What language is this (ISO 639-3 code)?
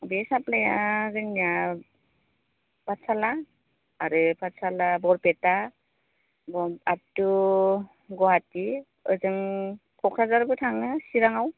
brx